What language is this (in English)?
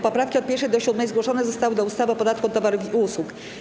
Polish